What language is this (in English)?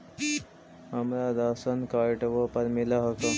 Magahi